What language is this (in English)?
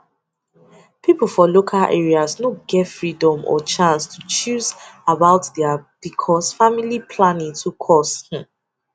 Nigerian Pidgin